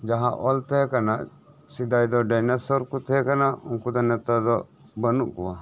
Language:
Santali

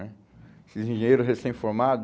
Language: Portuguese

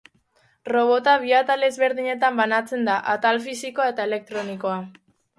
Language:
Basque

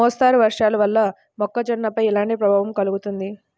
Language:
Telugu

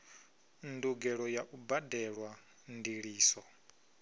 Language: Venda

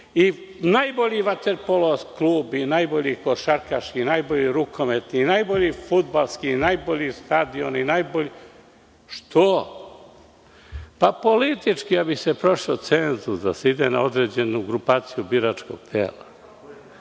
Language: Serbian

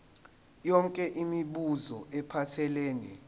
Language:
Zulu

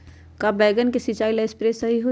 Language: Magahi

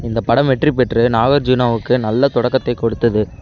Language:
Tamil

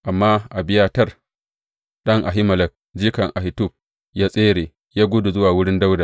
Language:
Hausa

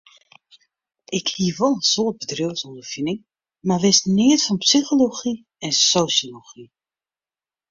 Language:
Western Frisian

